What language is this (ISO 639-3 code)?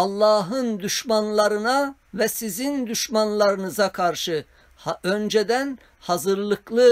tur